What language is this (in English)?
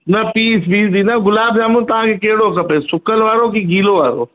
Sindhi